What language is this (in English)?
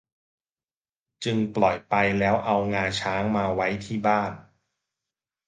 Thai